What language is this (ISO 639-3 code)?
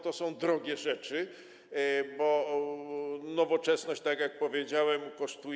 pol